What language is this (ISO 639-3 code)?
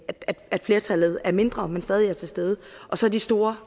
dan